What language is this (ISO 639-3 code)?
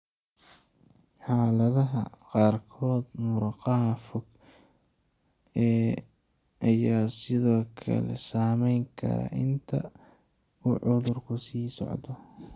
som